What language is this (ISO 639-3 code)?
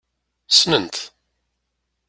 kab